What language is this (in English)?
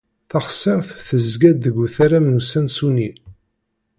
Kabyle